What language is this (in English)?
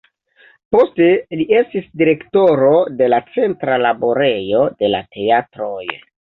Esperanto